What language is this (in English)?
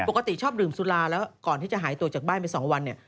Thai